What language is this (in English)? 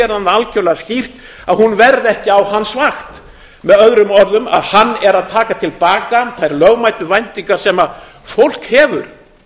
Icelandic